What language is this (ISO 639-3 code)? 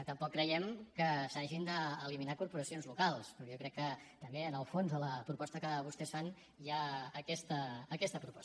cat